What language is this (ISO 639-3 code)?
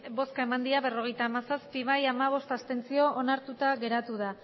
eus